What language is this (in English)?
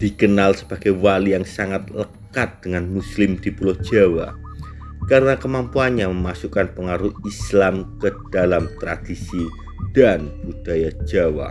Indonesian